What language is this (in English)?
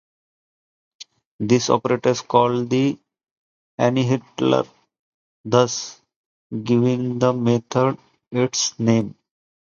English